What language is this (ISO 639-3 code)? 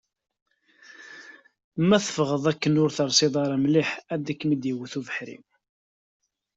kab